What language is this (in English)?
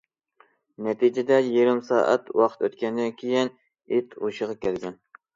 Uyghur